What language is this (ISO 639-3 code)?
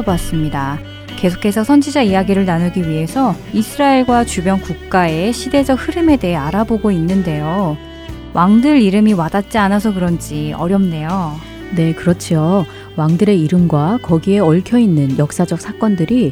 kor